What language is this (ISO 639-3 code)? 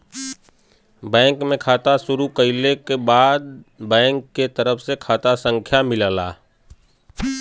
bho